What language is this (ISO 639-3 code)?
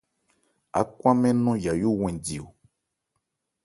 ebr